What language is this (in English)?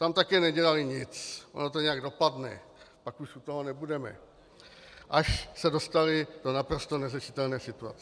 Czech